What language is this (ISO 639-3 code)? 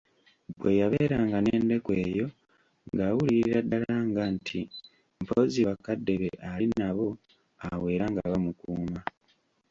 lug